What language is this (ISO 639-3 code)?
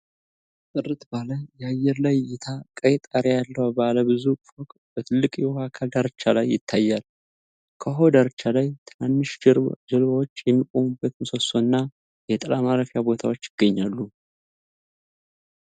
amh